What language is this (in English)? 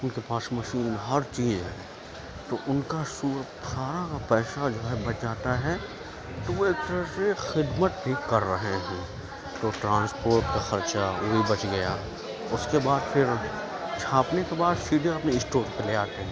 Urdu